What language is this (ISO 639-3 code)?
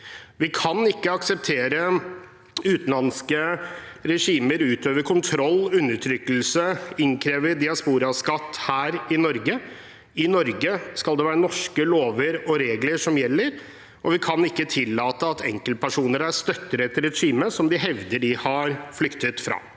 nor